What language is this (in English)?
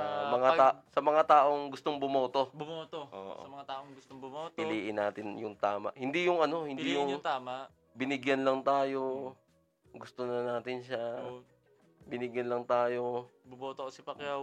Filipino